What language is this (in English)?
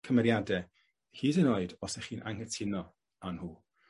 Welsh